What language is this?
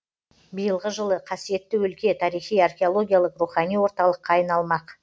Kazakh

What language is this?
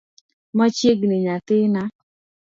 Luo (Kenya and Tanzania)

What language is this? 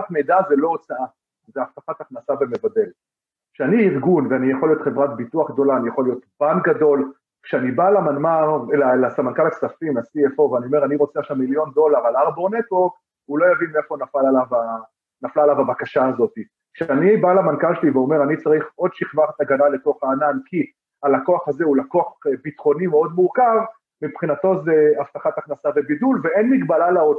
Hebrew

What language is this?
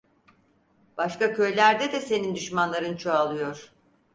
Turkish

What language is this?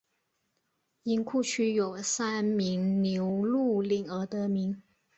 Chinese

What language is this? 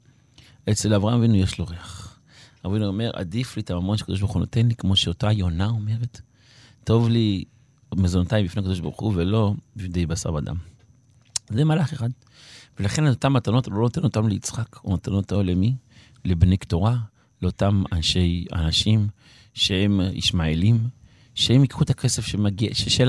Hebrew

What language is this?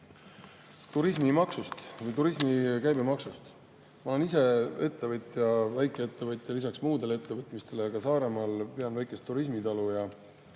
Estonian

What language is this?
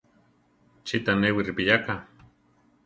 Central Tarahumara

